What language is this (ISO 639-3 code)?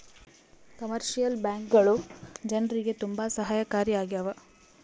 kan